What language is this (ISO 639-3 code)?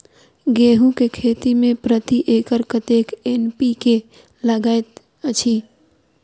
mai